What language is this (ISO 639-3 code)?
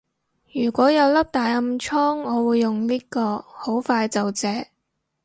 yue